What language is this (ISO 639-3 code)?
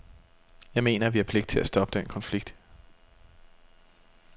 dan